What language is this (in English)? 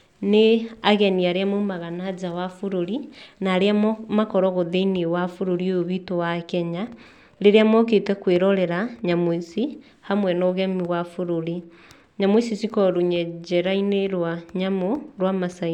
Kikuyu